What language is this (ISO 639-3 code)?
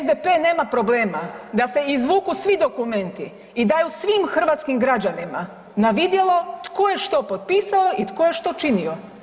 hrv